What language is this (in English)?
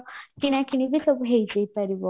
Odia